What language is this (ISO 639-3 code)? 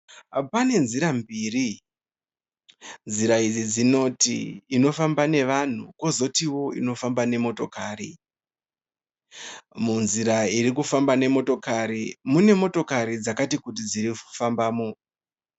sna